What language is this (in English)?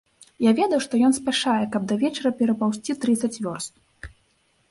Belarusian